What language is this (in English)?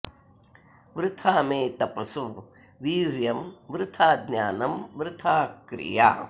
Sanskrit